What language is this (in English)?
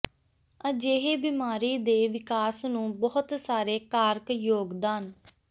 Punjabi